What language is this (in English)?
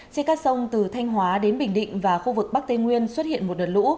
Vietnamese